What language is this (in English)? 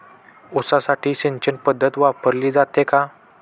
Marathi